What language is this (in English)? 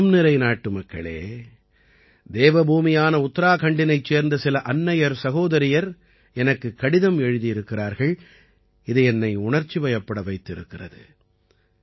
Tamil